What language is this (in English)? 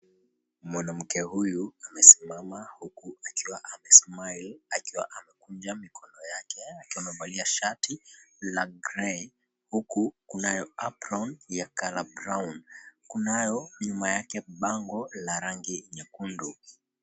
Swahili